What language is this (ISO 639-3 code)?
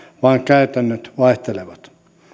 fin